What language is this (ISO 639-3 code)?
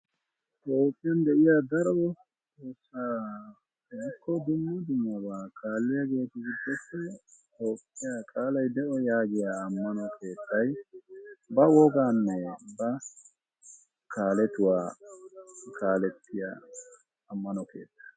wal